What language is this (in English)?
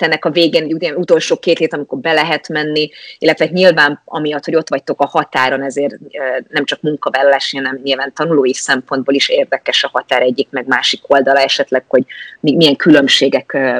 Hungarian